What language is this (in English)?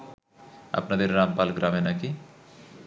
Bangla